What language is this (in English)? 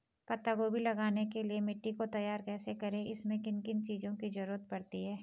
Hindi